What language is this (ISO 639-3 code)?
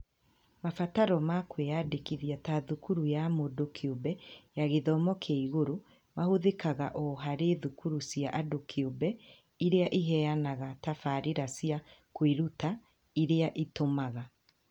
kik